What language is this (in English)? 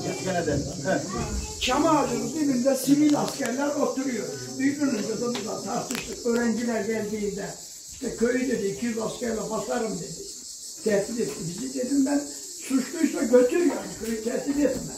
Turkish